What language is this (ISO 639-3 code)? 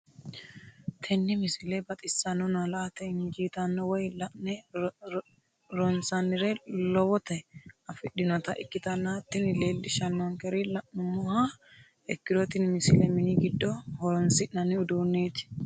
sid